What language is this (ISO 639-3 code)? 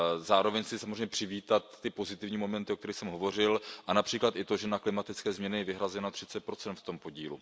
ces